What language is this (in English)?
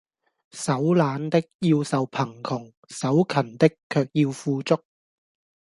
Cantonese